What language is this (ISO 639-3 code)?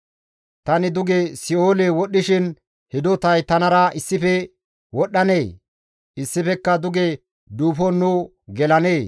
gmv